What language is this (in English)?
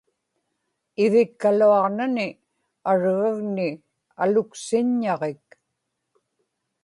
Inupiaq